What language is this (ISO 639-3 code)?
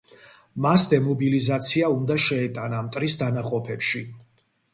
kat